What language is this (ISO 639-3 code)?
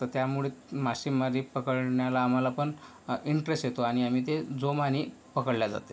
mar